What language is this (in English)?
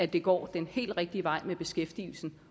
Danish